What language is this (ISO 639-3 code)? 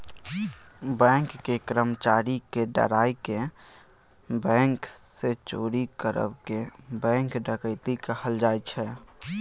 mai